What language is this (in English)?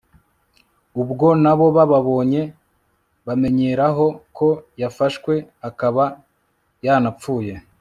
Kinyarwanda